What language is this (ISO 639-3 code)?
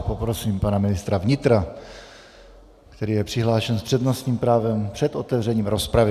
ces